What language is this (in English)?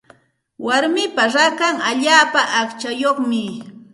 Santa Ana de Tusi Pasco Quechua